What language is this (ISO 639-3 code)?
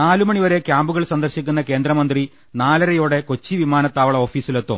mal